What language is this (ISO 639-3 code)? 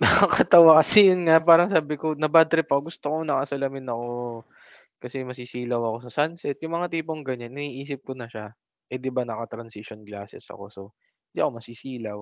fil